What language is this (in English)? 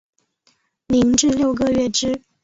Chinese